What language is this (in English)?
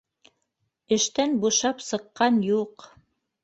Bashkir